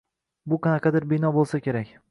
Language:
Uzbek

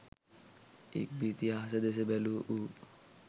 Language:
Sinhala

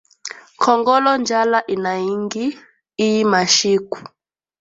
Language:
Swahili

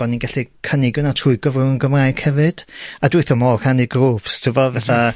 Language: Welsh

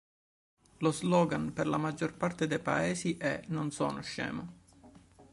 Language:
Italian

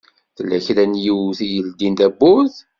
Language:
Kabyle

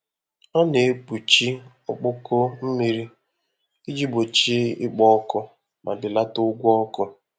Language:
Igbo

